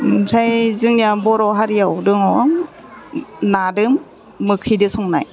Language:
Bodo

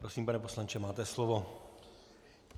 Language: Czech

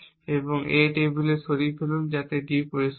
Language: Bangla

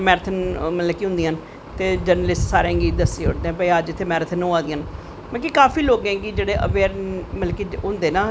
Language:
Dogri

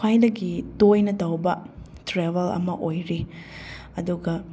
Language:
Manipuri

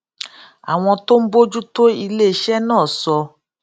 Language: Yoruba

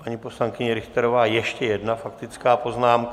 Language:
Czech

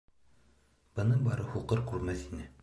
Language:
Bashkir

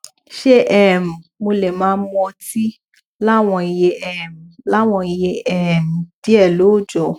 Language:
Yoruba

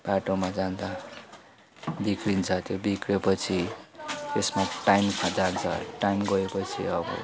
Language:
Nepali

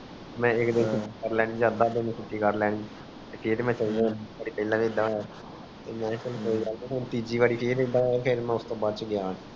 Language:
Punjabi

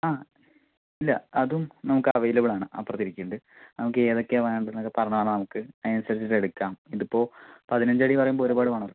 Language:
Malayalam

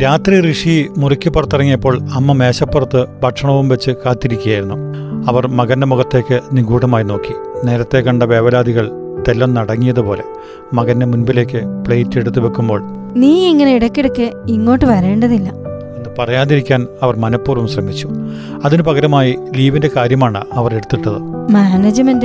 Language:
Malayalam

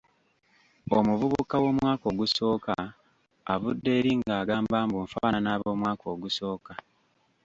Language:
Ganda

